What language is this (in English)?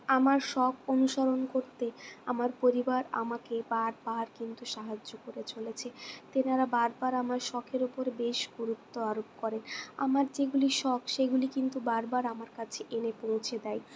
Bangla